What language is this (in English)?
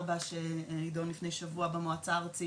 Hebrew